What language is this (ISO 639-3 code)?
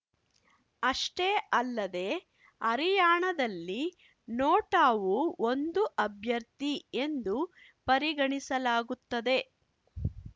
kan